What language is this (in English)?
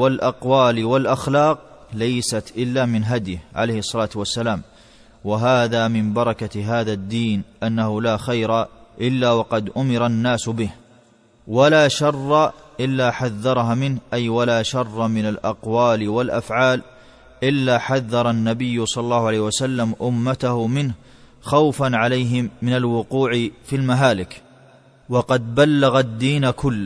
Arabic